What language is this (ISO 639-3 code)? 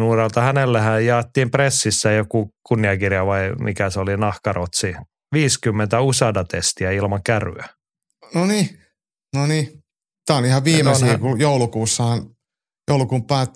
fin